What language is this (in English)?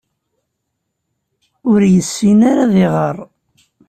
Kabyle